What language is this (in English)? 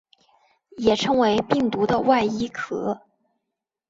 Chinese